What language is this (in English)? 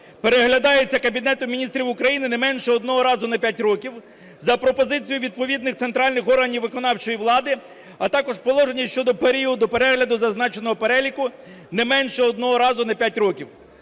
Ukrainian